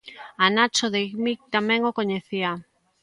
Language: Galician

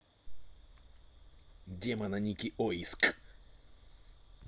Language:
Russian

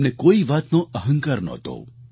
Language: Gujarati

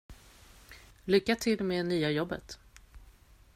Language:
Swedish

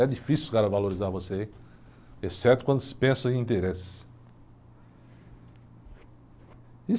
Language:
Portuguese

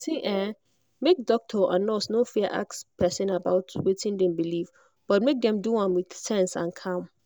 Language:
Nigerian Pidgin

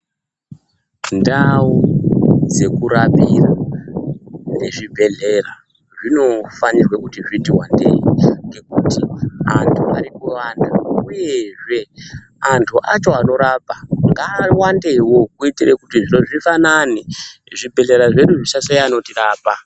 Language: Ndau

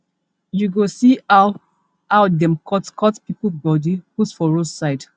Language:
Nigerian Pidgin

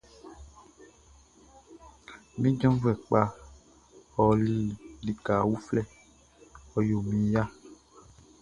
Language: Baoulé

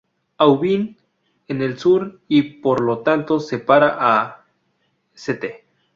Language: Spanish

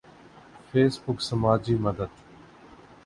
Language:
Urdu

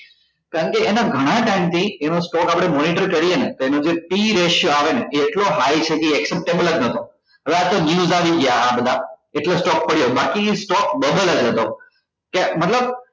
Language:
Gujarati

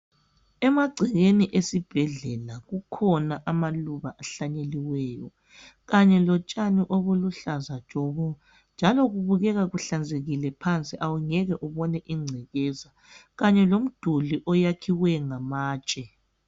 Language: North Ndebele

